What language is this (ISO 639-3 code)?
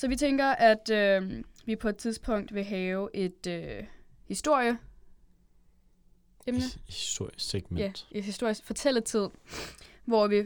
dan